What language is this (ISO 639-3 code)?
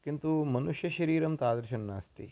san